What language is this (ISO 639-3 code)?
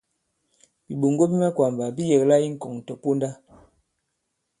abb